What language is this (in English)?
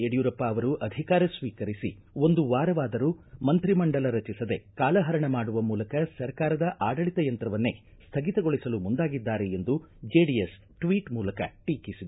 Kannada